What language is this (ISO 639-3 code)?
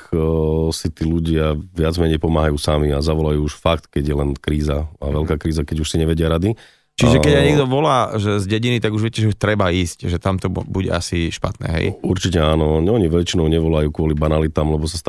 slk